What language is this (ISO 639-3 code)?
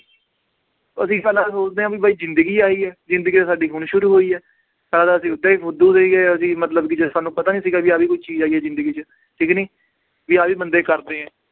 pan